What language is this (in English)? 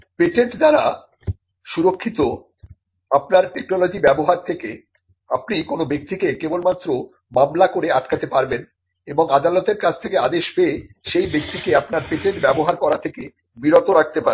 Bangla